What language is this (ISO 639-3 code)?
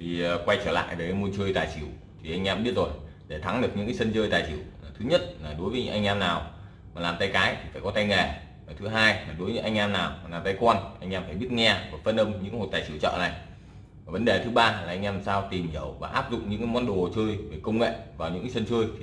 vie